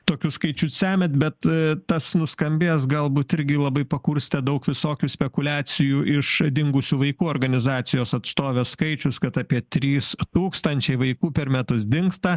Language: Lithuanian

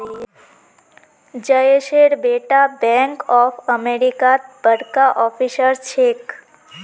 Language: Magahi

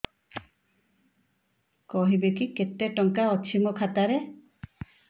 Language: Odia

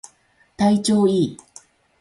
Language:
Japanese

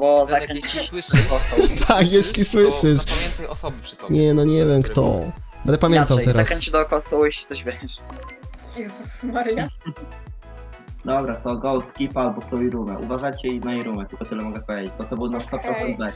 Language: Polish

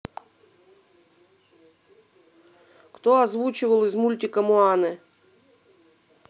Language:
Russian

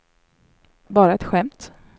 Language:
Swedish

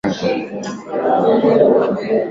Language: Swahili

